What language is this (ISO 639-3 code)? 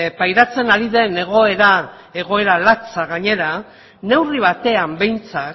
eus